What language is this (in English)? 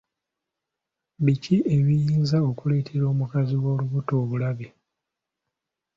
Ganda